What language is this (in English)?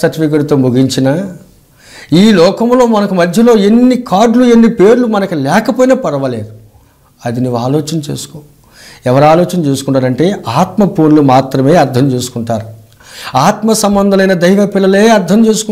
Hindi